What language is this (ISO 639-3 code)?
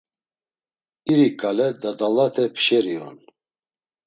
lzz